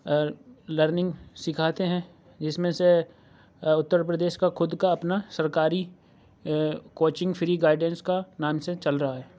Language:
Urdu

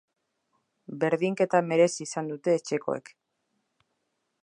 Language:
Basque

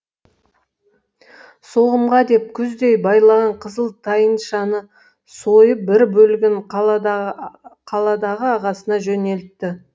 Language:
Kazakh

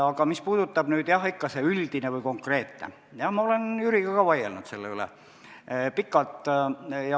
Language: Estonian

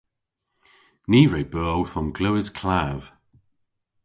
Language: Cornish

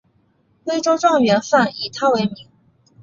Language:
Chinese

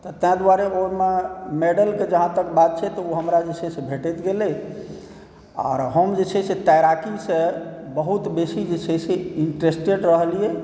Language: Maithili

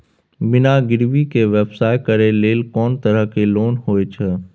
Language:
Maithili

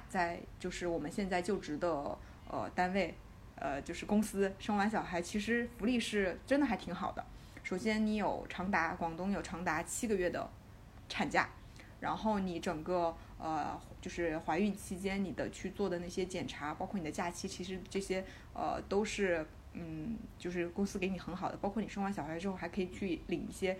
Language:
Chinese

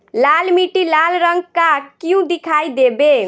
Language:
Bhojpuri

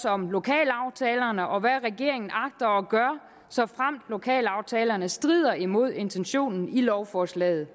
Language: Danish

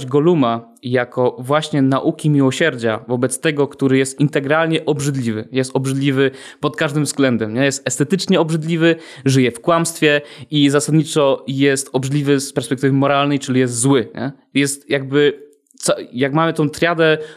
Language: Polish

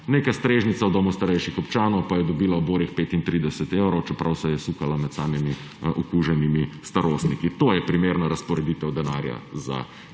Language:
Slovenian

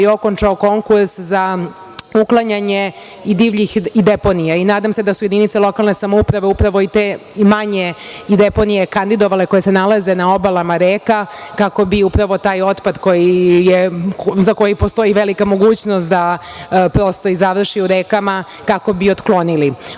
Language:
Serbian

